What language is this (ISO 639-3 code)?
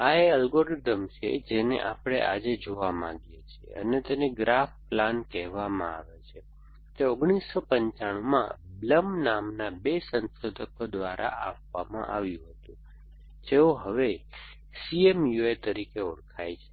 guj